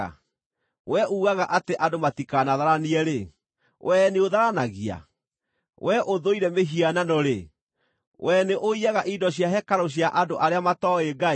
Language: Kikuyu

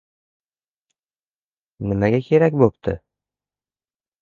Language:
Uzbek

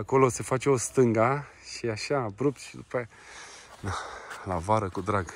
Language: Romanian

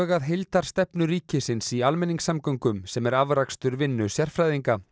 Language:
Icelandic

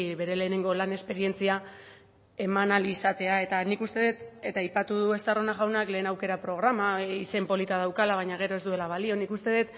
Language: Basque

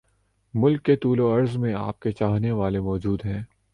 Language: Urdu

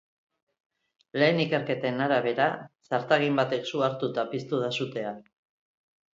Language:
Basque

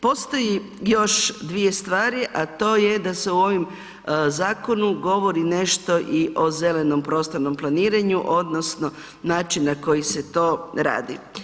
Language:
Croatian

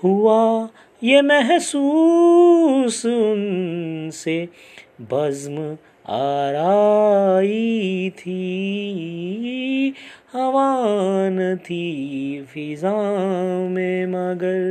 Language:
Hindi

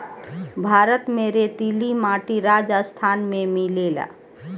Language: Bhojpuri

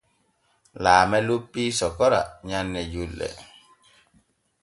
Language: Borgu Fulfulde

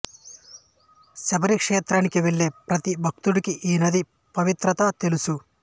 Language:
Telugu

